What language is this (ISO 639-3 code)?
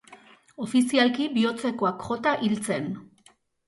eus